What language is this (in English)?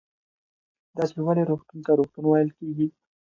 Pashto